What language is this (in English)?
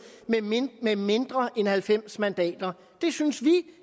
Danish